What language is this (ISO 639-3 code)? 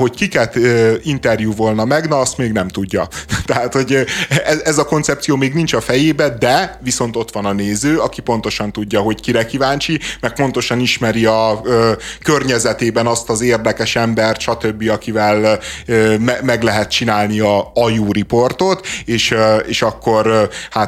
hun